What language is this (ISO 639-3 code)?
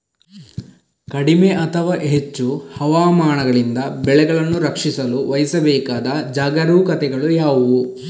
kan